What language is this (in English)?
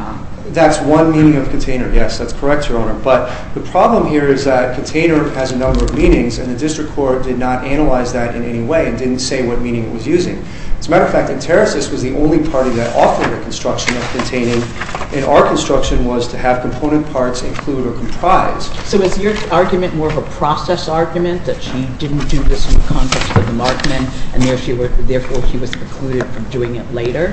English